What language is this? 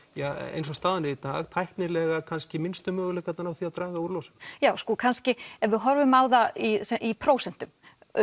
Icelandic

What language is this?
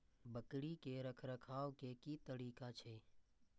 Maithili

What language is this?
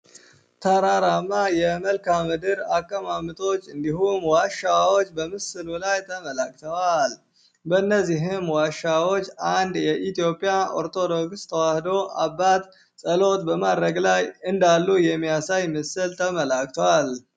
Amharic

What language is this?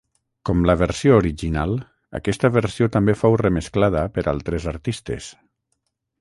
Catalan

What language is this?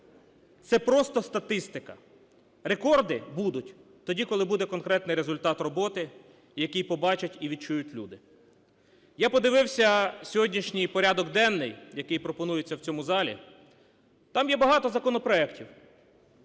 Ukrainian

